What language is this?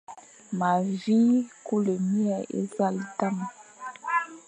Fang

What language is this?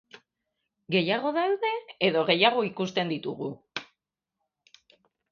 Basque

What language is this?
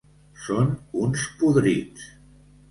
Catalan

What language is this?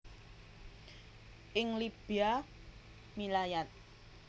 Javanese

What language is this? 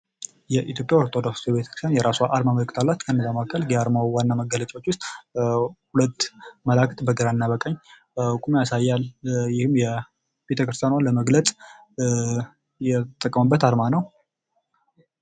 Amharic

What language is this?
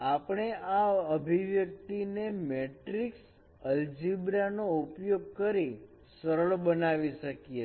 Gujarati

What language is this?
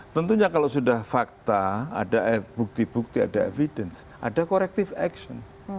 Indonesian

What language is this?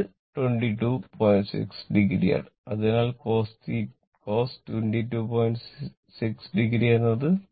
Malayalam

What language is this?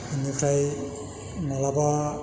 Bodo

